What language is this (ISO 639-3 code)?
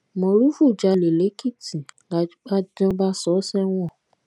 yor